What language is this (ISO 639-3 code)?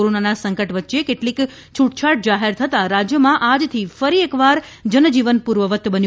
guj